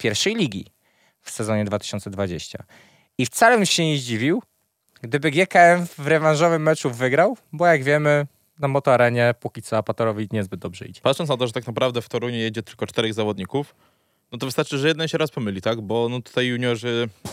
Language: Polish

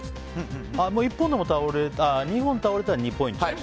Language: Japanese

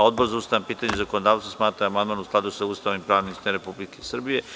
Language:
Serbian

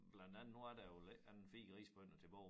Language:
Danish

